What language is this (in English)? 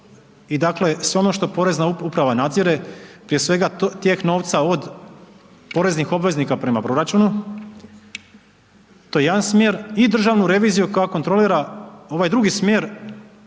Croatian